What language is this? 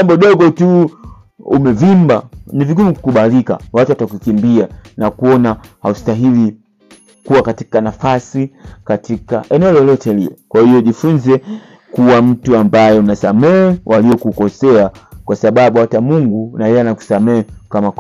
Swahili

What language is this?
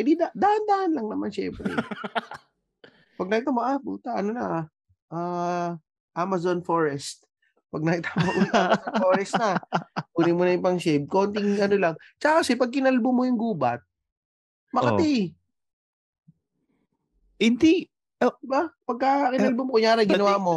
Filipino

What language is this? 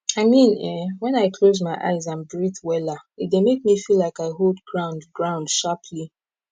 Nigerian Pidgin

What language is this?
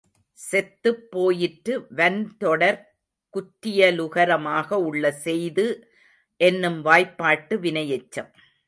Tamil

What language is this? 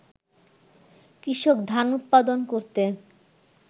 Bangla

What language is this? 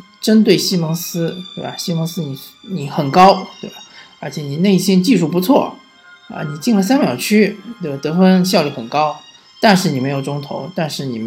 Chinese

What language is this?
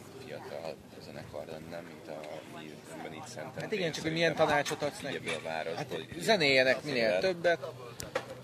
Hungarian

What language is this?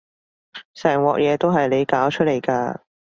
Cantonese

